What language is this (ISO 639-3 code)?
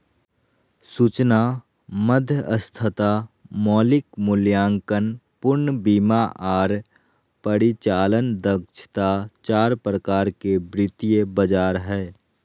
mag